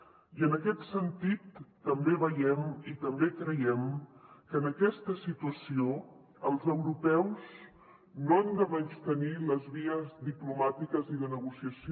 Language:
Catalan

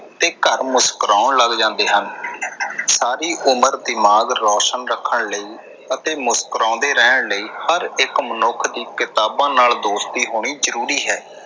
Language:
Punjabi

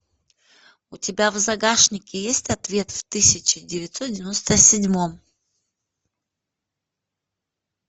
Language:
Russian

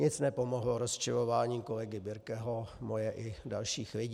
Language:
Czech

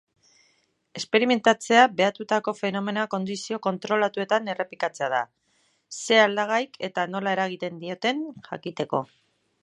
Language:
Basque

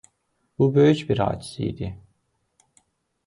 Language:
Azerbaijani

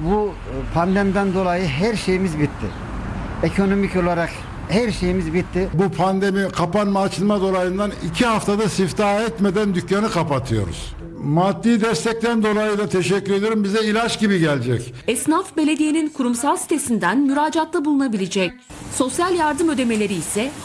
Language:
Turkish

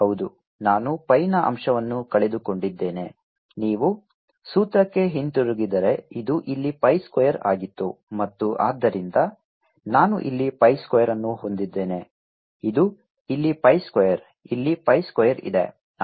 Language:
Kannada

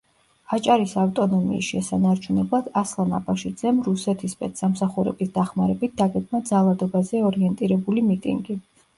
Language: Georgian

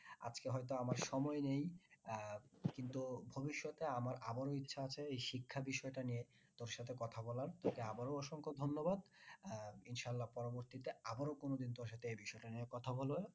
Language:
Bangla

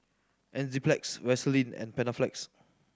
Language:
English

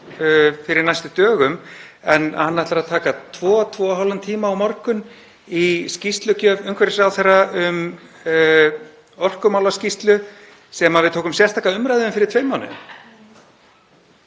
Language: Icelandic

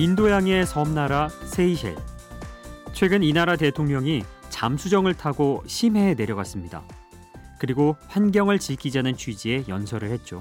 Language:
Korean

